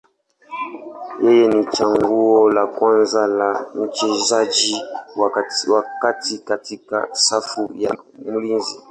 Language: Swahili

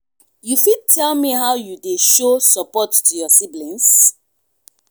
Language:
Nigerian Pidgin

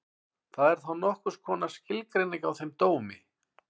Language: Icelandic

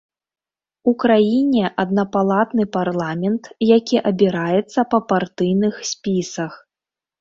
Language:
Belarusian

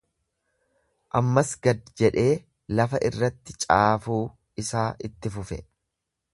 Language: Oromo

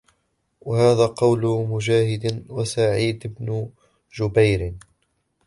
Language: Arabic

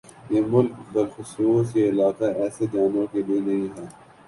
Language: Urdu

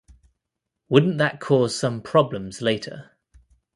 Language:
English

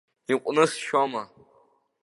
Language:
Abkhazian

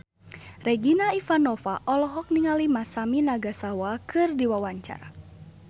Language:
Sundanese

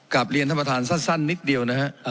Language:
Thai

